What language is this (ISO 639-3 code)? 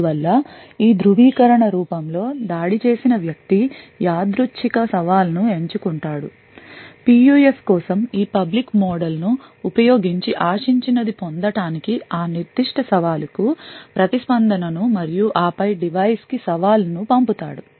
tel